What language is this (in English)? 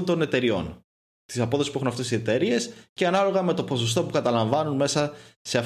Greek